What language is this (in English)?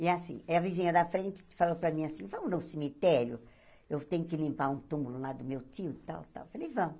Portuguese